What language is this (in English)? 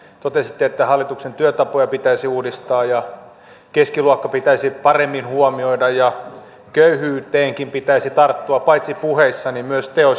Finnish